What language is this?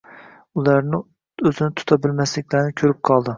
Uzbek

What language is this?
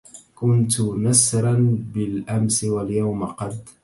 Arabic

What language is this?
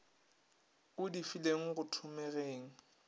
Northern Sotho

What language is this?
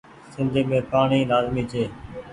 Goaria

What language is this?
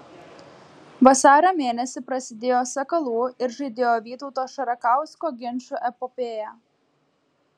Lithuanian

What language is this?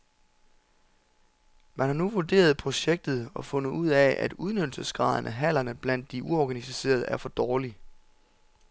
Danish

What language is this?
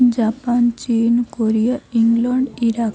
Odia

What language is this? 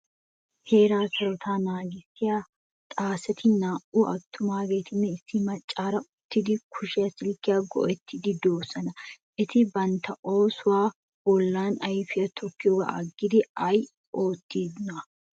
Wolaytta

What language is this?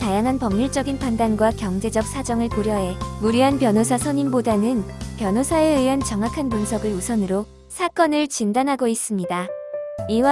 Korean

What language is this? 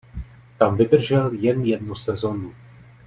Czech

